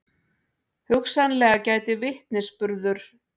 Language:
Icelandic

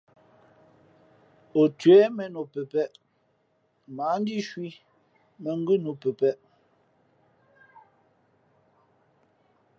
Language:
Fe'fe'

